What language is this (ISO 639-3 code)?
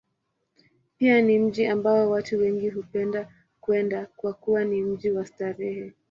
swa